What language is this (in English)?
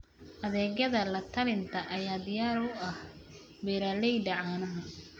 Somali